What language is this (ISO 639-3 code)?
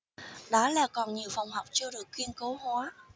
vie